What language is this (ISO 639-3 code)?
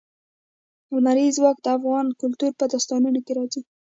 pus